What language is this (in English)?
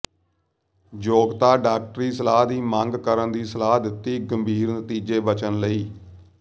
Punjabi